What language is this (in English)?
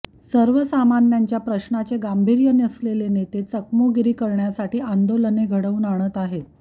Marathi